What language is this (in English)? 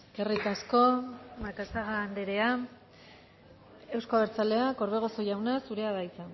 Basque